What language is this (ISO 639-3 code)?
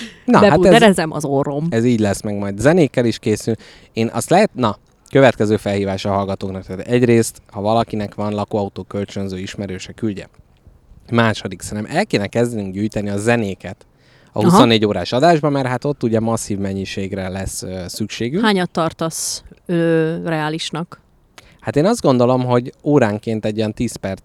hun